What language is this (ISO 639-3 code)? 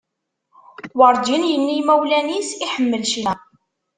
kab